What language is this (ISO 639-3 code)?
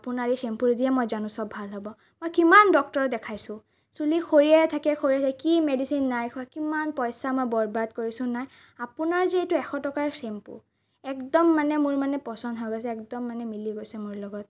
asm